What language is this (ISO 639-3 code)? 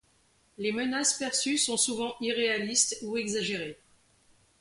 fra